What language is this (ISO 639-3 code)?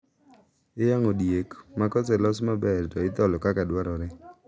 luo